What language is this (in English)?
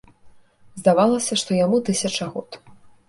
Belarusian